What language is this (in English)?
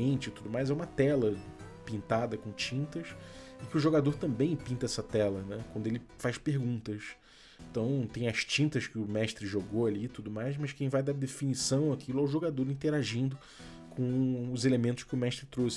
Portuguese